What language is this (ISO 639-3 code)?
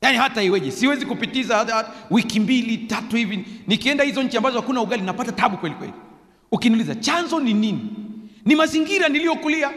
swa